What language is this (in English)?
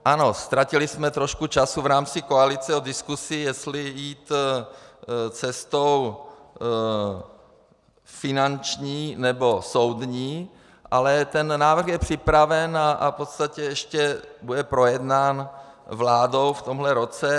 Czech